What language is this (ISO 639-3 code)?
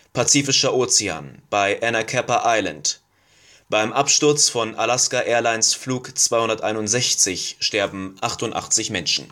deu